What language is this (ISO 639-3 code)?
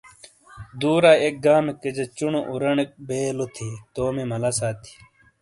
scl